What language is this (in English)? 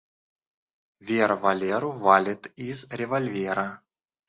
Russian